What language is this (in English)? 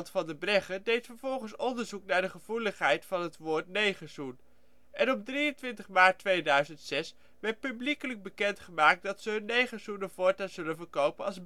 Dutch